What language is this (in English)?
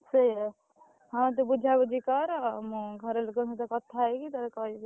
Odia